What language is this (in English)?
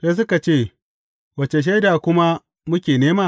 Hausa